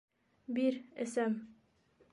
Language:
Bashkir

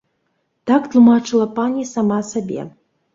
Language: Belarusian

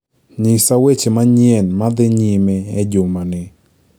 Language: Luo (Kenya and Tanzania)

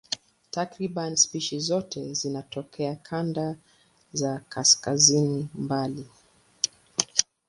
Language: Swahili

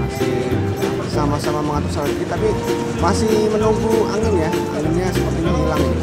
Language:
Indonesian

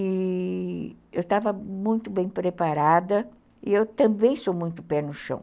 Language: Portuguese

